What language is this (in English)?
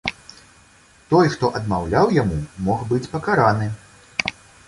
Belarusian